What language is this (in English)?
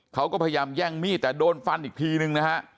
Thai